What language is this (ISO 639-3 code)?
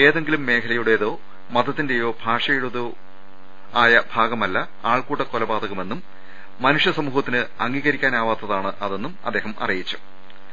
mal